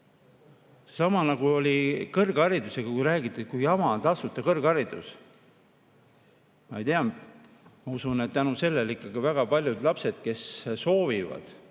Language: Estonian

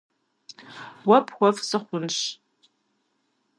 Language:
Kabardian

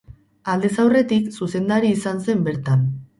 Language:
Basque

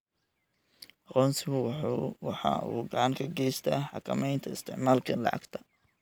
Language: Somali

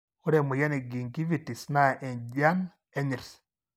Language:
Masai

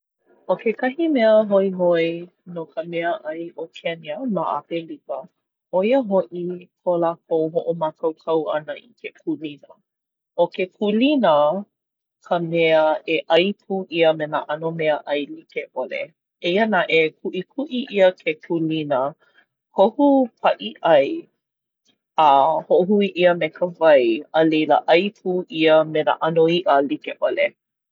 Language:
Hawaiian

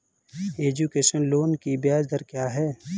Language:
Hindi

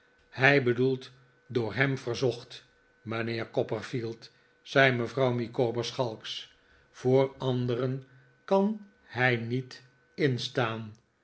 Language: Dutch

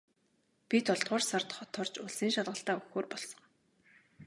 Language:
Mongolian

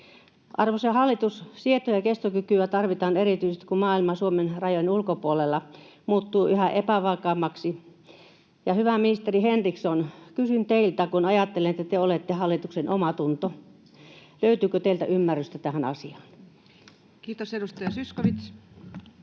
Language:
Finnish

